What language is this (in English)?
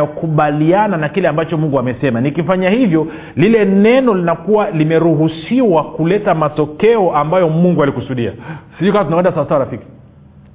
Swahili